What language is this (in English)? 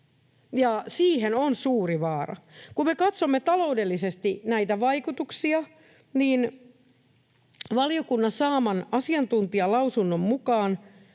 Finnish